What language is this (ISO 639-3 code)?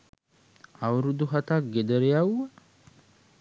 sin